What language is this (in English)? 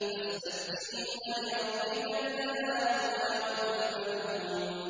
Arabic